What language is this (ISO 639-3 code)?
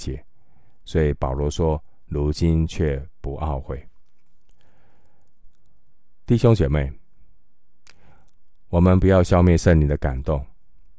zho